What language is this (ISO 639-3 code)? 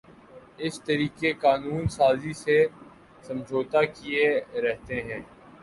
urd